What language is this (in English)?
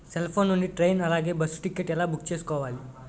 Telugu